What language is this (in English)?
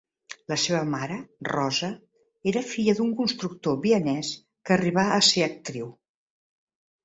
Catalan